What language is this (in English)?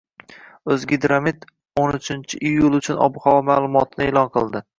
Uzbek